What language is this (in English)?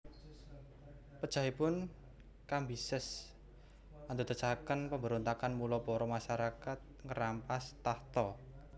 Javanese